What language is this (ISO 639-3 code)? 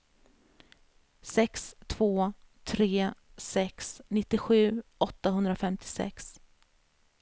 swe